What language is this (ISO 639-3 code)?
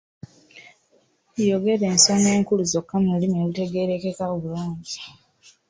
lug